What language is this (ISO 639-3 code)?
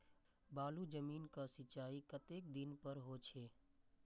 mai